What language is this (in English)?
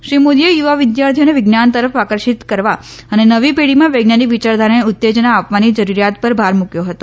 Gujarati